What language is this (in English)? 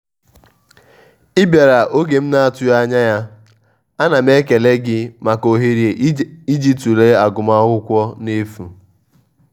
Igbo